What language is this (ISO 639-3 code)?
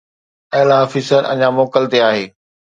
snd